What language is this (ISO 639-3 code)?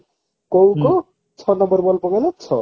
ori